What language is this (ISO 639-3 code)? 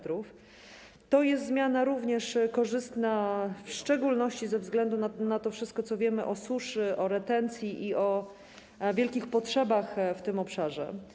pol